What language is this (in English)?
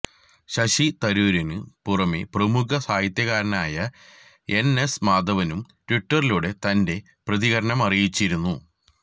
Malayalam